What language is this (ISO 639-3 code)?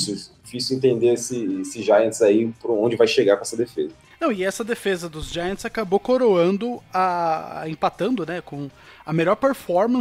por